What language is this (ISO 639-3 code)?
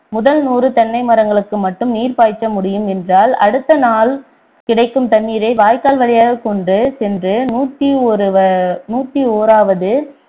tam